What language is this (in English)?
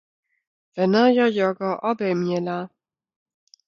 Lower Sorbian